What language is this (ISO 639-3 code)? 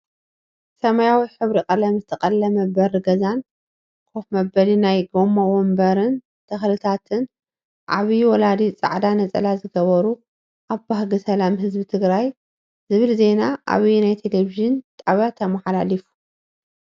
tir